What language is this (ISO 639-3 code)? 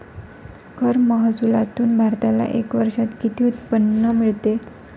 mar